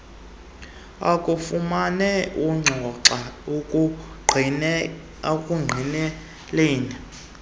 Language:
Xhosa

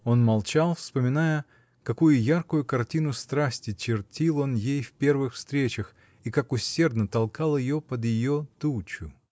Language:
Russian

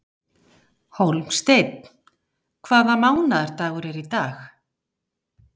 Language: Icelandic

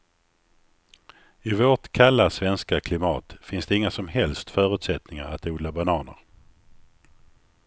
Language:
Swedish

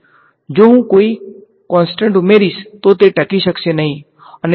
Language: Gujarati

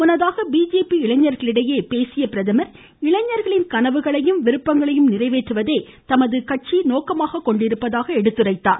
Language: Tamil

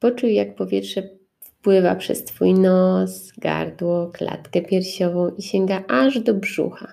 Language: Polish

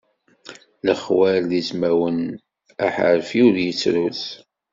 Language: Kabyle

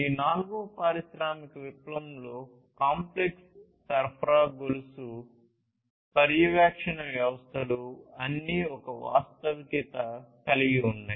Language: Telugu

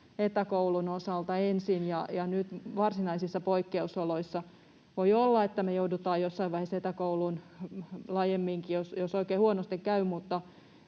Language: Finnish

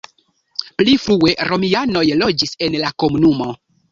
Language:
Esperanto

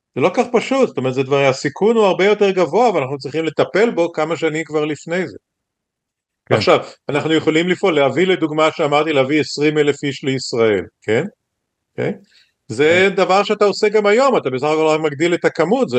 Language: Hebrew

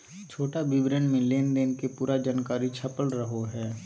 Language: Magahi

